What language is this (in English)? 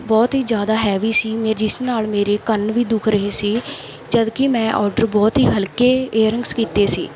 Punjabi